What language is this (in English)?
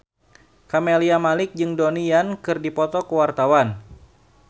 Sundanese